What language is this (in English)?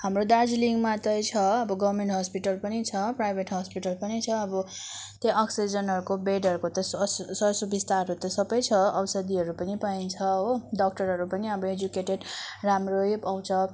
Nepali